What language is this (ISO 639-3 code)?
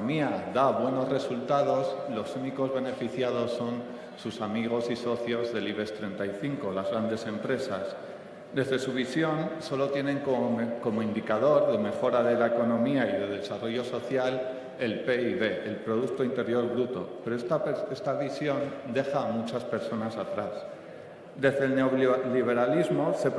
spa